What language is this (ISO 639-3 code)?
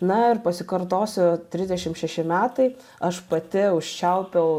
lit